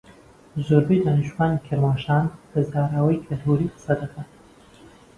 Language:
Central Kurdish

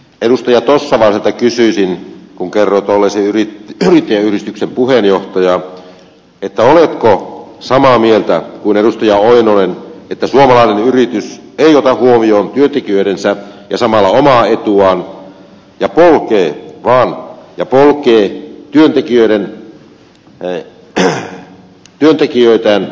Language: Finnish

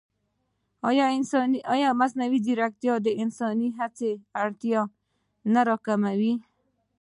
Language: Pashto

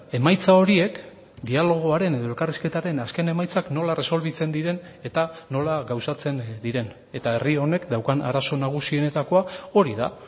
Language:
Basque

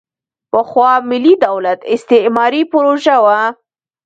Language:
Pashto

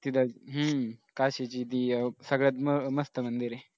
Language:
Marathi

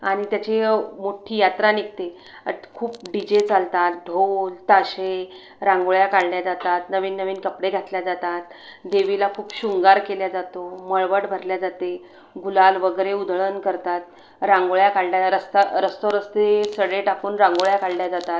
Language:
Marathi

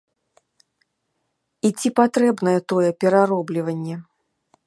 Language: Belarusian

